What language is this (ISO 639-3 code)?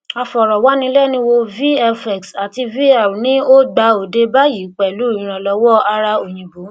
yor